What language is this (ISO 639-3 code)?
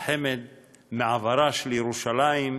heb